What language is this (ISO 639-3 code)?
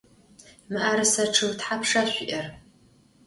ady